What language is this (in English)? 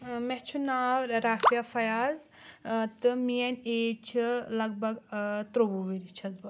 Kashmiri